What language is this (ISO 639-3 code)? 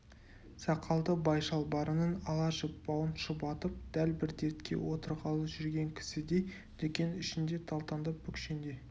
kaz